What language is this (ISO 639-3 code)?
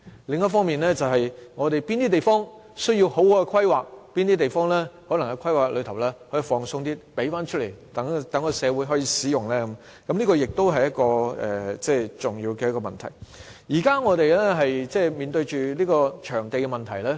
yue